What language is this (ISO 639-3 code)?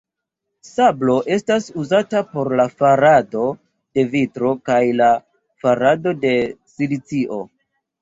epo